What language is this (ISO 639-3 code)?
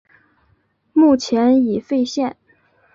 zho